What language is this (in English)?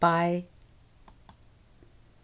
Faroese